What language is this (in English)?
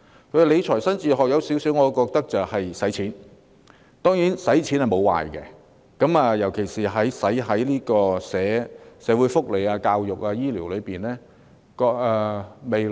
Cantonese